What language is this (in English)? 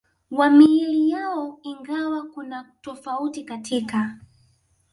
Swahili